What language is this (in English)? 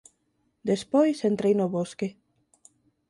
Galician